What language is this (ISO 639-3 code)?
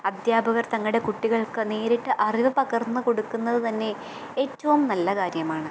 mal